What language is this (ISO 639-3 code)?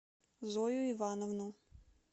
rus